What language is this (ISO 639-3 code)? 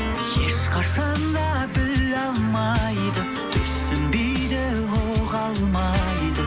kaz